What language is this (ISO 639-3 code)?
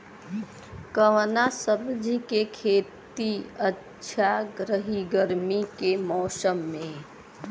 bho